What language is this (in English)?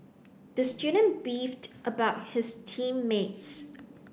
English